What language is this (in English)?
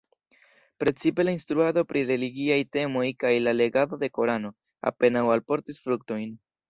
Esperanto